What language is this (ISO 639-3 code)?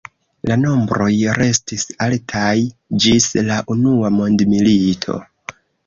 epo